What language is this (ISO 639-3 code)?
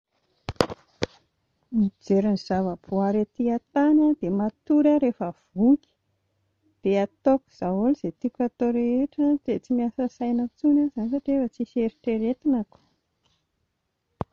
mlg